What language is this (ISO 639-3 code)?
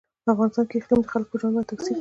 pus